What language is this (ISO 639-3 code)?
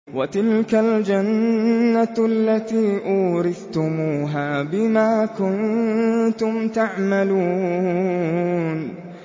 ara